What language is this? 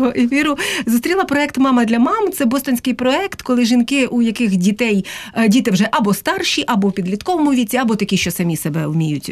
Ukrainian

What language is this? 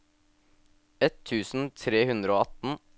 Norwegian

